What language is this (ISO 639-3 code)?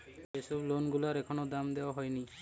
ben